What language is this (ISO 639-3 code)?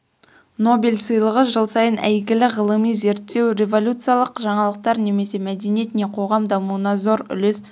kaz